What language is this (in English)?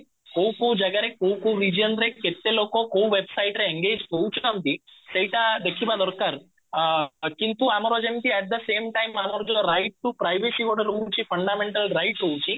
Odia